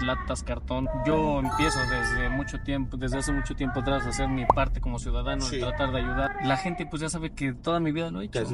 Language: Spanish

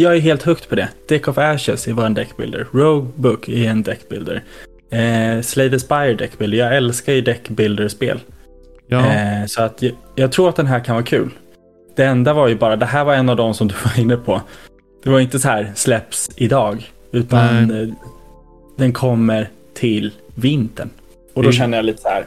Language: Swedish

